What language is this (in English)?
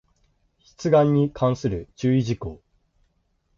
Japanese